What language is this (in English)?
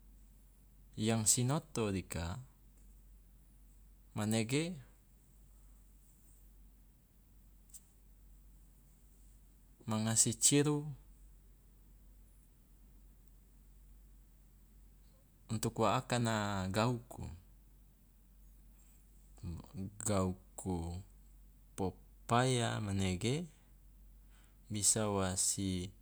Loloda